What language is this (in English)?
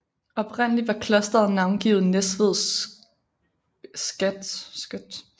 Danish